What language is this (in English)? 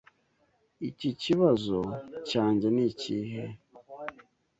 Kinyarwanda